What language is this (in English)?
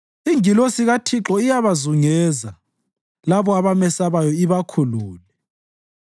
North Ndebele